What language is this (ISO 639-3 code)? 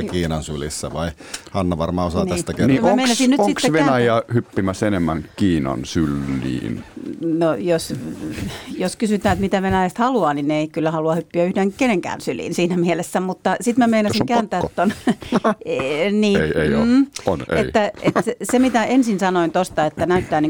fin